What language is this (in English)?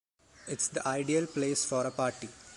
English